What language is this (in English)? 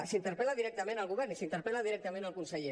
Catalan